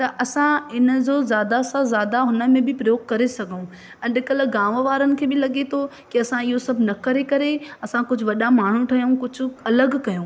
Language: Sindhi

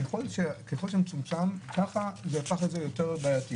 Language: Hebrew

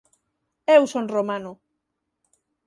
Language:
Galician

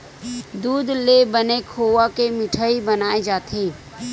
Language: Chhattisgarhi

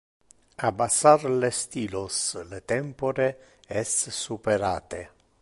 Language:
Interlingua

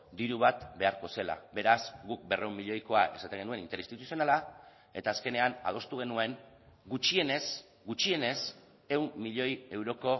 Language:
Basque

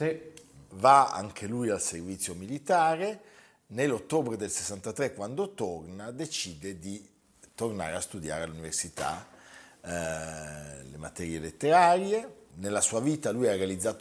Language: Italian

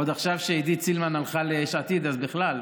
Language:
Hebrew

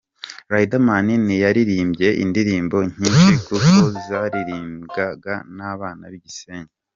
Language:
Kinyarwanda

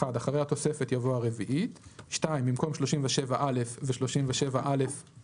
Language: Hebrew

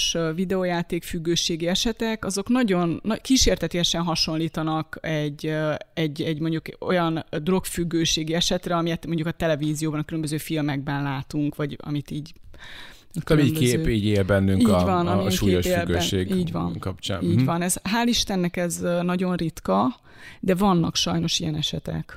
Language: Hungarian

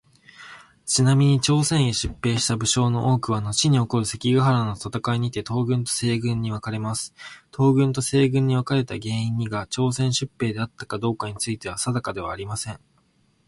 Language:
Japanese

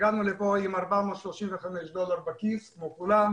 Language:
Hebrew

